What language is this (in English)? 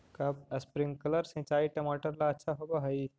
Magahi